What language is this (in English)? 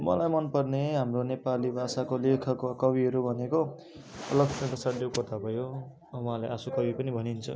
Nepali